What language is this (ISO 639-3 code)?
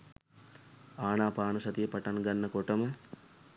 sin